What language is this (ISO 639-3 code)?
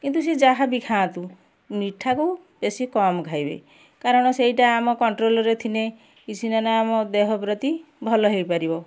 ori